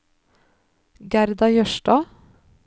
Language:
Norwegian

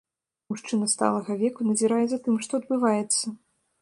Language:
Belarusian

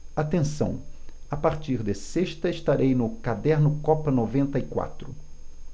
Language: Portuguese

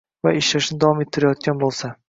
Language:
Uzbek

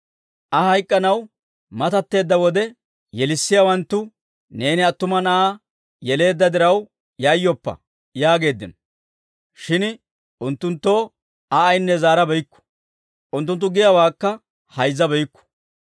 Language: Dawro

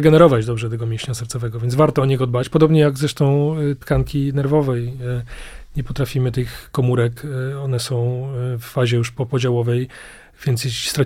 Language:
Polish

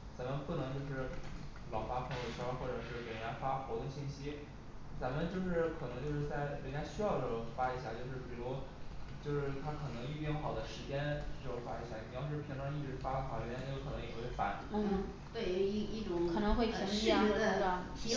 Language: Chinese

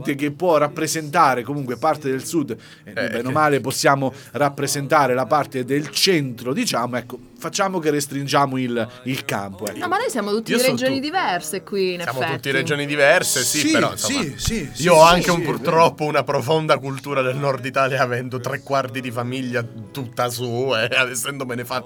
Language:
Italian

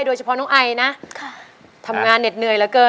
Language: Thai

